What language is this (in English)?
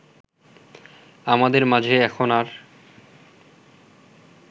Bangla